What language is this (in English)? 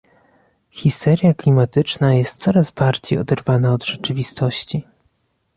Polish